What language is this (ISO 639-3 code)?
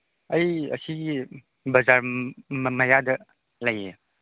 mni